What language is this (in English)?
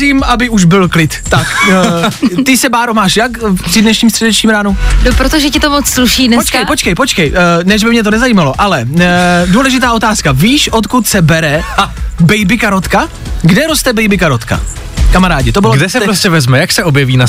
Czech